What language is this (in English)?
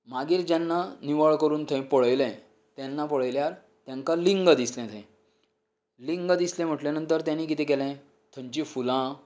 Konkani